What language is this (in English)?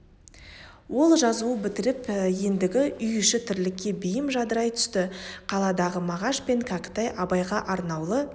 Kazakh